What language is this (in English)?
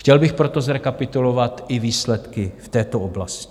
Czech